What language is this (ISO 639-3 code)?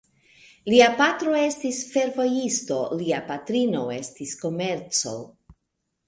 epo